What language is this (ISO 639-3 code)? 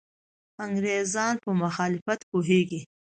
pus